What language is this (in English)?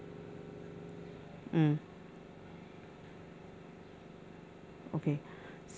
English